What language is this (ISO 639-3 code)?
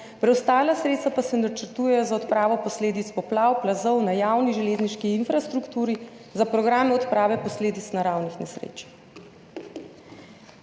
slv